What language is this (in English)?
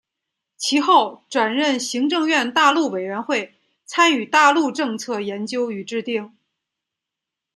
Chinese